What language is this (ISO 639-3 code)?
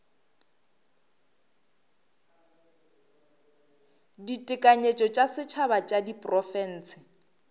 nso